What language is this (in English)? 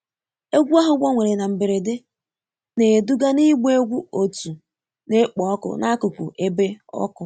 Igbo